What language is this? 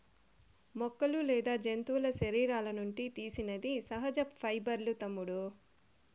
Telugu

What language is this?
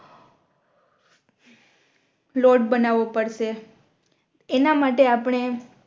Gujarati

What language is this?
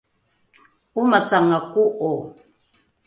Rukai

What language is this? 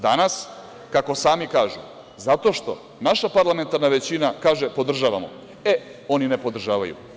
Serbian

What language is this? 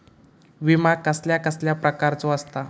Marathi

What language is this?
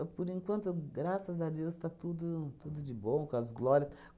Portuguese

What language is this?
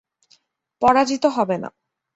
Bangla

